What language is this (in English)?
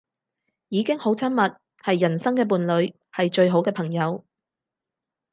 Cantonese